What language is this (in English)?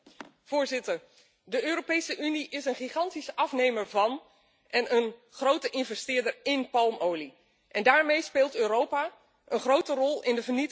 Dutch